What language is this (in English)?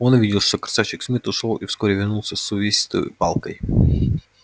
Russian